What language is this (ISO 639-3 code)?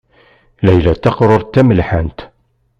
kab